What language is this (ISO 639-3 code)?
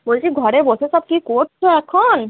ben